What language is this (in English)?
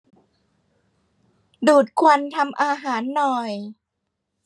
Thai